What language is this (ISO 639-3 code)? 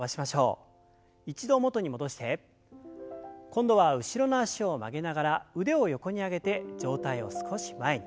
jpn